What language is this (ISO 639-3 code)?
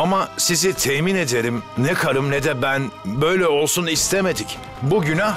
tur